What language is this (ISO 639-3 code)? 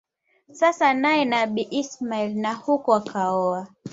swa